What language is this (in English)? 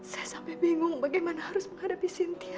Indonesian